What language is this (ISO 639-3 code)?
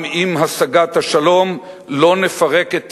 heb